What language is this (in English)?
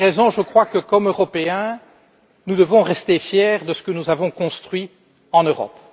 French